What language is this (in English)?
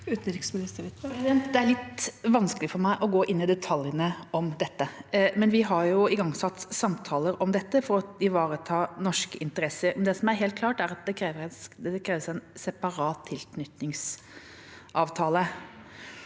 Norwegian